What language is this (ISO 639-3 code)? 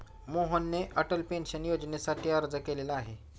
mar